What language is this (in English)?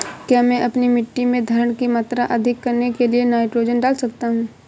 Hindi